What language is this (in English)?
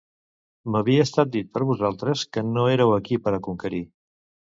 Catalan